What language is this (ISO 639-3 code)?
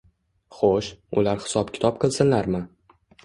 uzb